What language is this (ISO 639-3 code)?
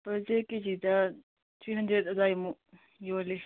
mni